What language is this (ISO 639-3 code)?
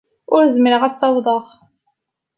kab